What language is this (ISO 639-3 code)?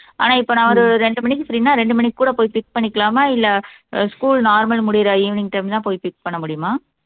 tam